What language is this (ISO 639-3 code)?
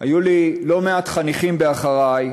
heb